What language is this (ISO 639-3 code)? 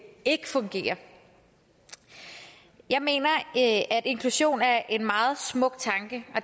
dan